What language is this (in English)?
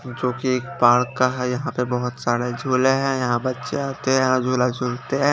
Hindi